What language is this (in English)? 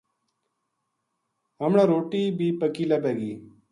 Gujari